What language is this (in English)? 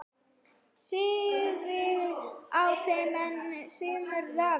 Icelandic